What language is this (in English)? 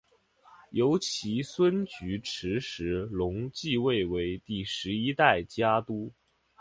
Chinese